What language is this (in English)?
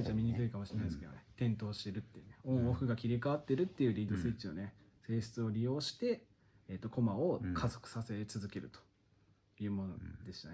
Japanese